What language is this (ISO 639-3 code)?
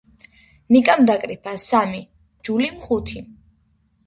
kat